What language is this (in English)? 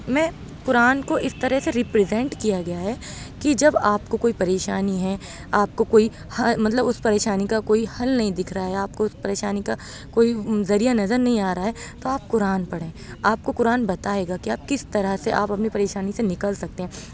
Urdu